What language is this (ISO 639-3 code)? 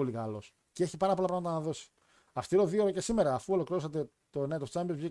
ell